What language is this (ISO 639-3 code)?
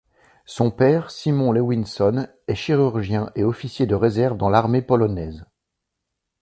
fra